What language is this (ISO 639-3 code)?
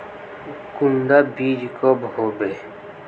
mag